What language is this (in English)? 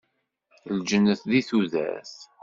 Kabyle